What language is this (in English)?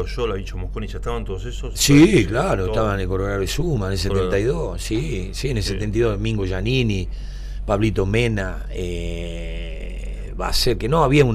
Spanish